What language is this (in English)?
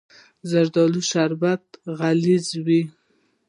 Pashto